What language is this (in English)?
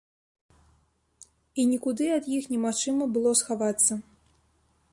Belarusian